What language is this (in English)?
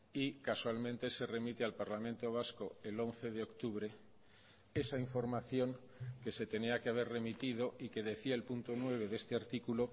Spanish